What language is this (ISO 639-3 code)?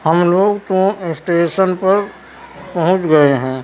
urd